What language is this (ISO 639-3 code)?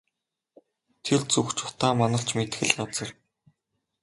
mon